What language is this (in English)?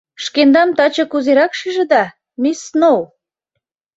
Mari